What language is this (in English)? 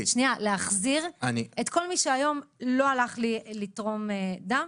Hebrew